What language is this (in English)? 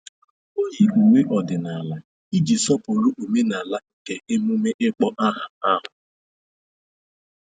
Igbo